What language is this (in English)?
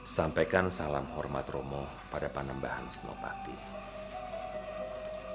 Indonesian